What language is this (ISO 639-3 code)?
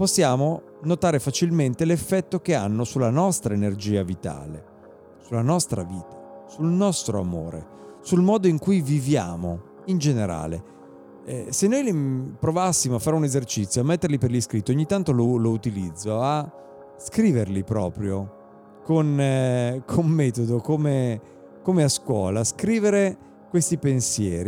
ita